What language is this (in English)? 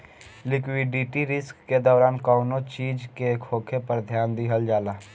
Bhojpuri